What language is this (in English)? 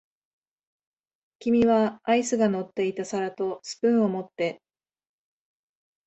Japanese